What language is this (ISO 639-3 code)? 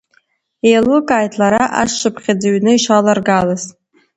abk